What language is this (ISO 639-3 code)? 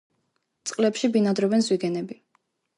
kat